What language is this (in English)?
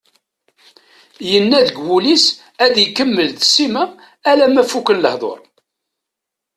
Kabyle